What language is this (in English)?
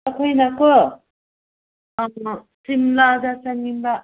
Manipuri